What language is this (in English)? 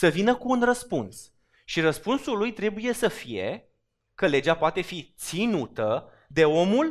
Romanian